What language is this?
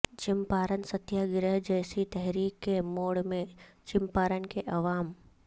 Urdu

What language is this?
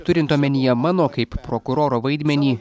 Lithuanian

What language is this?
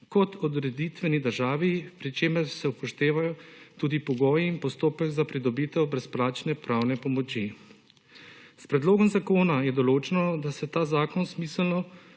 Slovenian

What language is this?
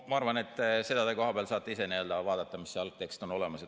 Estonian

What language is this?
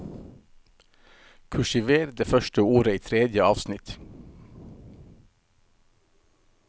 Norwegian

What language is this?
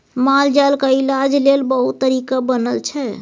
Maithili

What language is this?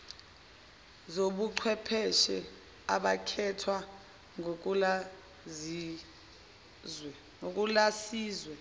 Zulu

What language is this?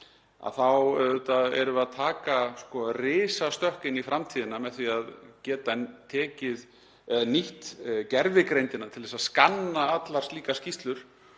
Icelandic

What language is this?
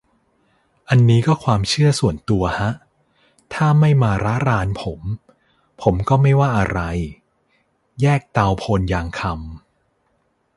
Thai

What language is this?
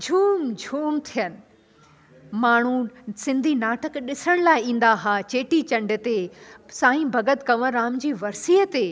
Sindhi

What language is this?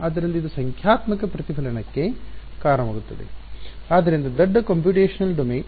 Kannada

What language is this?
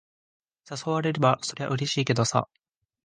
Japanese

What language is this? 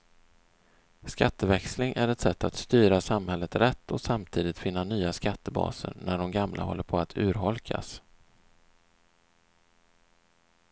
Swedish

